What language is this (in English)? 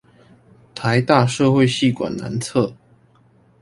Chinese